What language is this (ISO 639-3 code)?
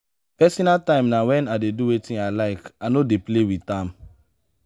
pcm